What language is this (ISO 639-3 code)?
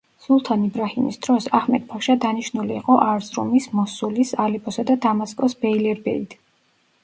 kat